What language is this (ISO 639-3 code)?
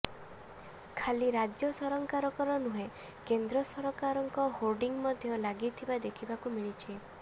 ori